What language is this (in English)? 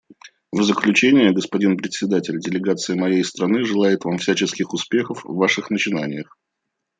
Russian